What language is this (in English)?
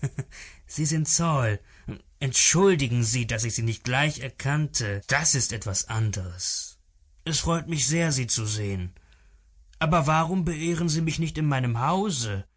German